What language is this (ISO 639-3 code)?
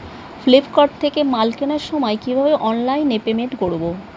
ben